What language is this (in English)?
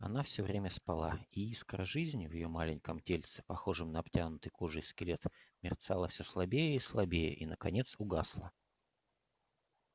Russian